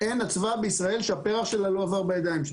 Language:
Hebrew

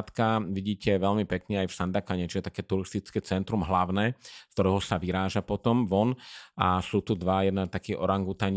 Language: Slovak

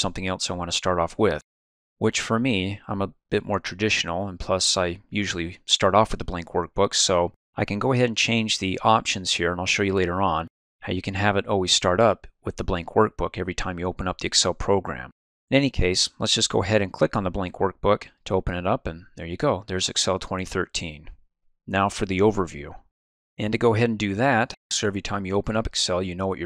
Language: English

